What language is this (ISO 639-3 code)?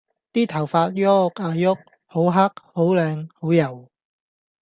yue